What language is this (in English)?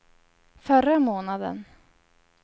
Swedish